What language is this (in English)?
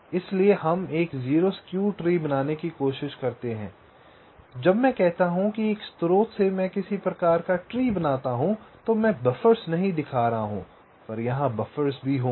Hindi